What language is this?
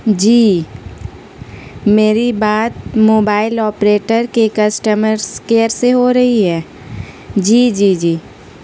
Urdu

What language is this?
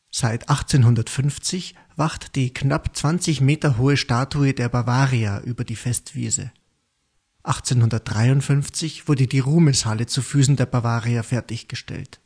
German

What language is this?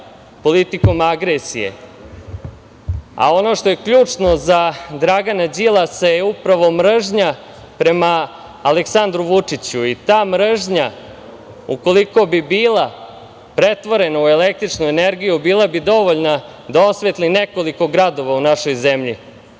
Serbian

